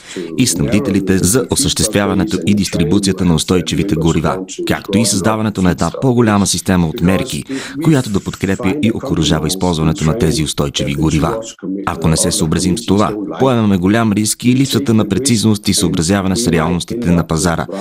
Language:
Bulgarian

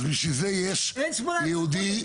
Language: Hebrew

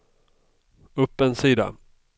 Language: Swedish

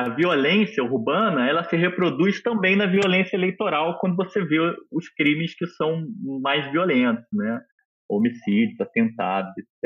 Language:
Portuguese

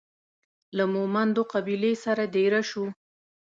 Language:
Pashto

